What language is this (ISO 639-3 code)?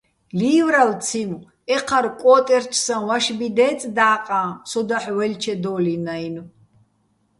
bbl